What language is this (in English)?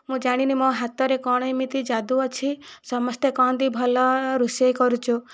Odia